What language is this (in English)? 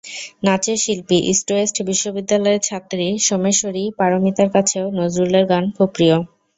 Bangla